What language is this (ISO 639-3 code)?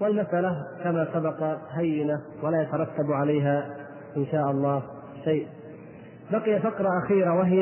ara